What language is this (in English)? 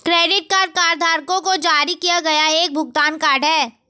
Hindi